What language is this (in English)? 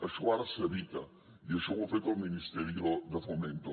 Catalan